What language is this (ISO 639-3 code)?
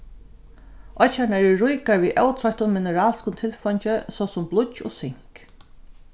fao